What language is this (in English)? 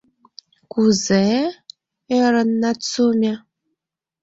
Mari